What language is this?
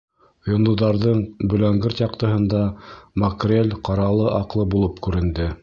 Bashkir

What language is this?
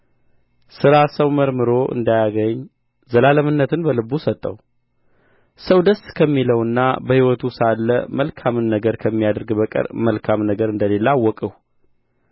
Amharic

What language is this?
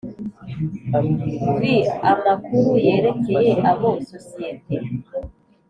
Kinyarwanda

